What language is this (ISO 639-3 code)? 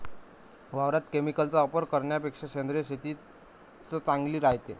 mar